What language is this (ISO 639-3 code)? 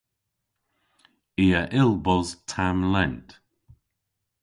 cor